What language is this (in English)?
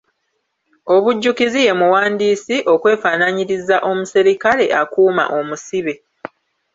Ganda